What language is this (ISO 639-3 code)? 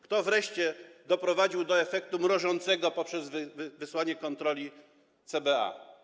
pol